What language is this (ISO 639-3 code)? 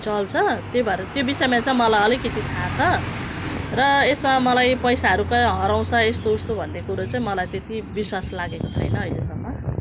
nep